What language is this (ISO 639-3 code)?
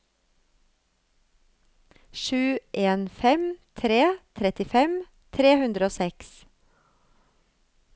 nor